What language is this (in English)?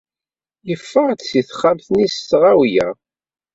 Kabyle